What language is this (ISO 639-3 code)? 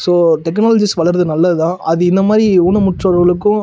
tam